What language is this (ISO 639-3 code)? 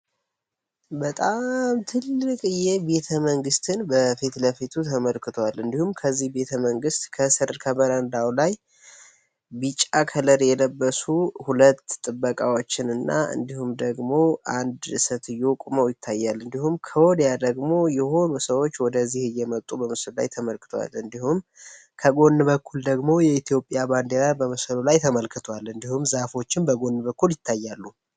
amh